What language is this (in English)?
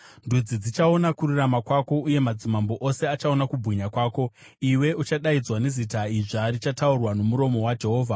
Shona